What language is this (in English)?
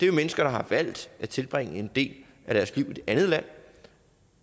Danish